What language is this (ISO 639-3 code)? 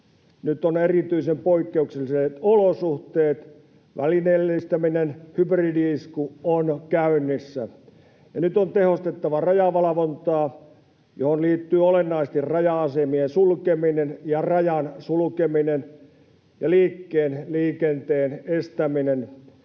fin